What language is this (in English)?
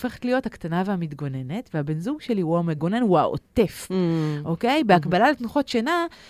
Hebrew